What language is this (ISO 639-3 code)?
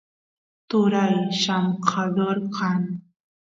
qus